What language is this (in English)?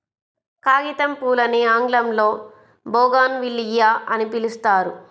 Telugu